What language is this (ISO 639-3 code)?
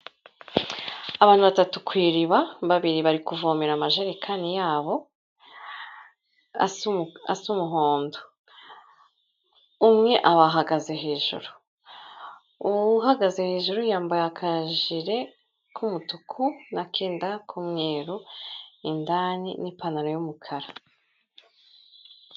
kin